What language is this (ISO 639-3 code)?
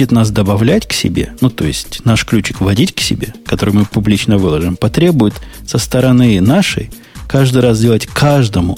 rus